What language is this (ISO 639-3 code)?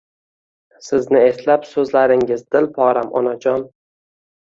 uzb